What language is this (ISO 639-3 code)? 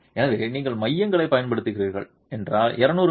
tam